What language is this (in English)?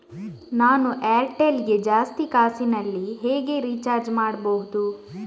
Kannada